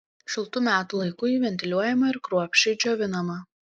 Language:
Lithuanian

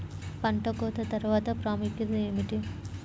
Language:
Telugu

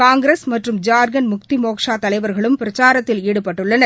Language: Tamil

